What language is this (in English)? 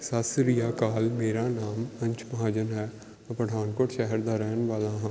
Punjabi